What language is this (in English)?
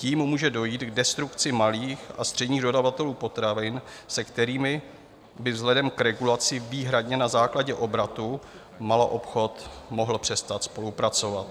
Czech